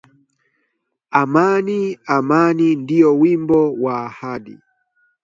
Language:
Swahili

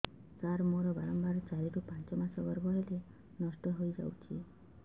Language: Odia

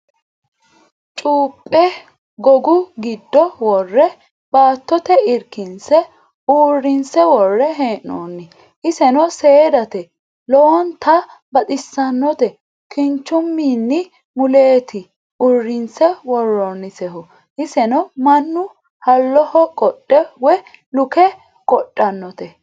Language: Sidamo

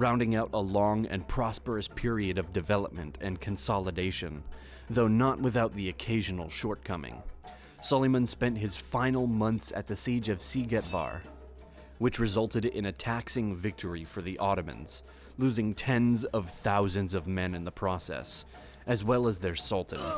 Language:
English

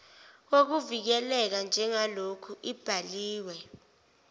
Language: Zulu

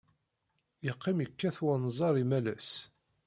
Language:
Kabyle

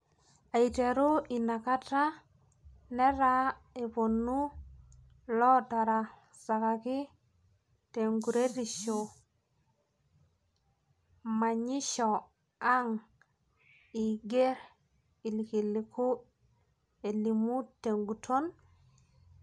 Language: Masai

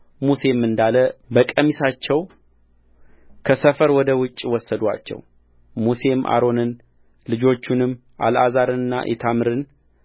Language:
Amharic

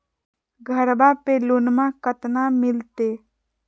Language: Magahi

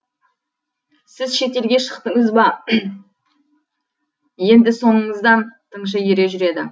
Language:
Kazakh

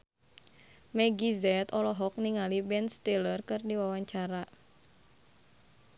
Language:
Sundanese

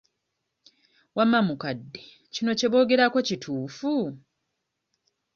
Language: Ganda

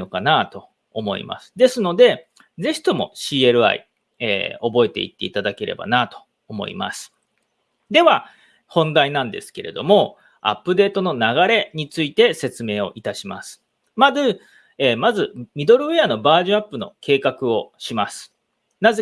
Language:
Japanese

